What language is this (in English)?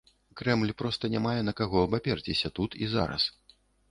Belarusian